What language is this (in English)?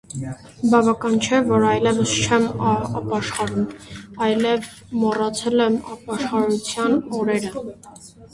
Armenian